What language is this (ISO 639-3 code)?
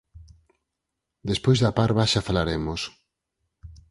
glg